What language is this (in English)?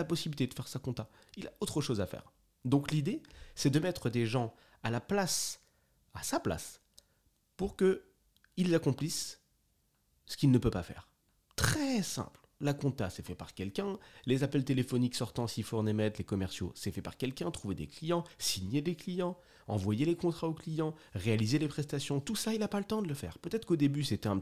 French